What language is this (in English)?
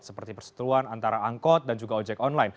Indonesian